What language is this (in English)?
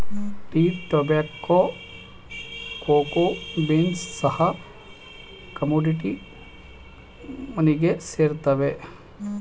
Kannada